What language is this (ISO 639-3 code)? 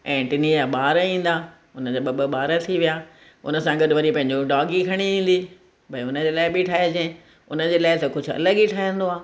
snd